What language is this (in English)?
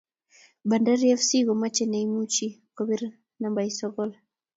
Kalenjin